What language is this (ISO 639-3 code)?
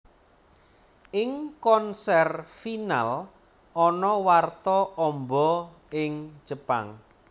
jav